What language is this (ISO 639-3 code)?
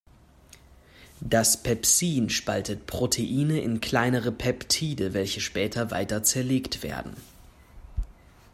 deu